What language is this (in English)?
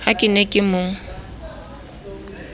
Southern Sotho